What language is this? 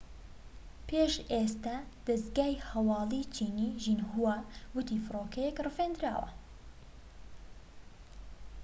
Central Kurdish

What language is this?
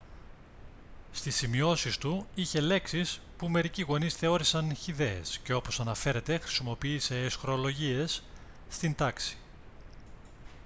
Greek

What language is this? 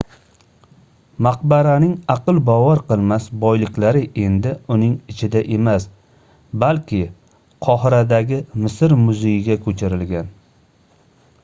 Uzbek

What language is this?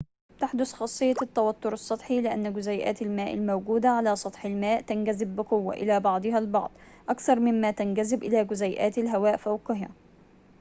Arabic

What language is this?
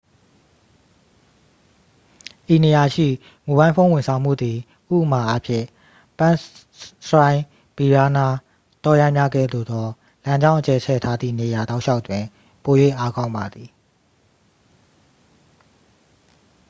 Burmese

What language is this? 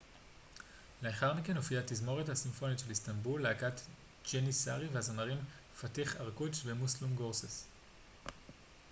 Hebrew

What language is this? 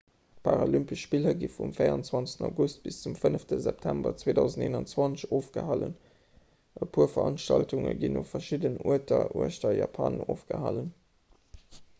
Luxembourgish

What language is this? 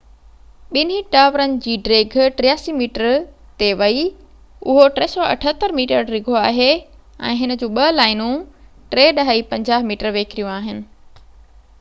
Sindhi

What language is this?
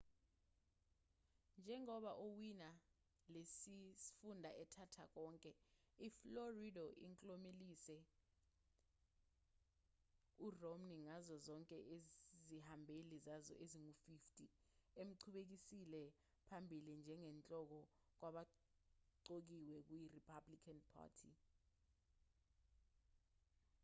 Zulu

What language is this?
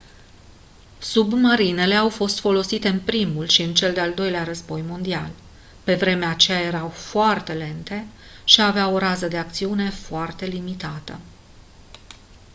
Romanian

